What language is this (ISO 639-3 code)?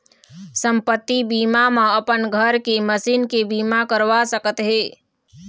hne